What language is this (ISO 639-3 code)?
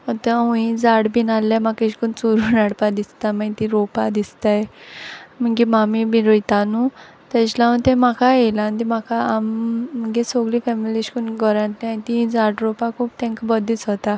kok